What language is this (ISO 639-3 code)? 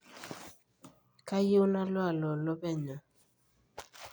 mas